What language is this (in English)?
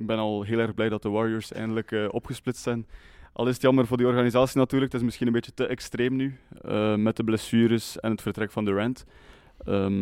Dutch